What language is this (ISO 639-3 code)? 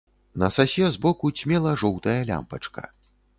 bel